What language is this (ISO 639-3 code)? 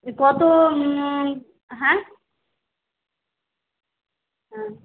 ben